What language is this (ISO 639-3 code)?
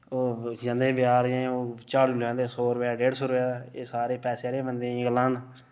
doi